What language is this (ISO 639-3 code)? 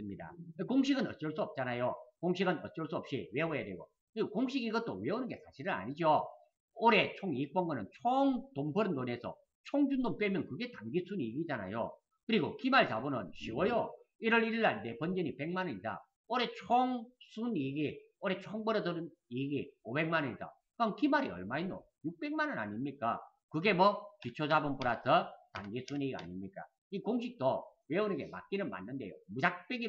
kor